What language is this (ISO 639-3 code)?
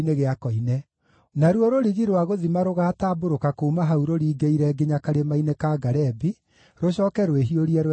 kik